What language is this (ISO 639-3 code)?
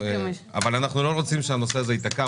heb